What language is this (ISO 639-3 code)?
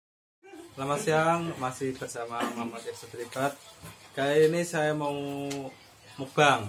ind